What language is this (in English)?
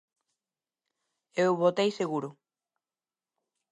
Galician